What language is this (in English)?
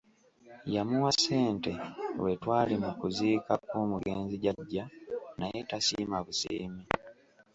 Ganda